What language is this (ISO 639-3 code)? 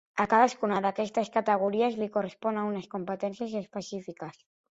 cat